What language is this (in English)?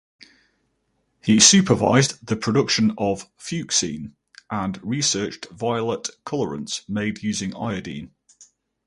English